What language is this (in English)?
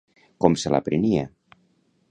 Catalan